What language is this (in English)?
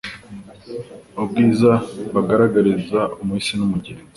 Kinyarwanda